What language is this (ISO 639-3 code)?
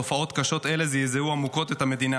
heb